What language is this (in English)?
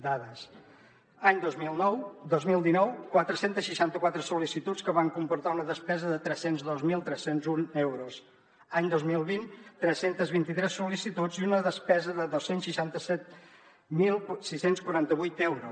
Catalan